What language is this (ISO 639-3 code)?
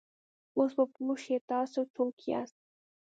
pus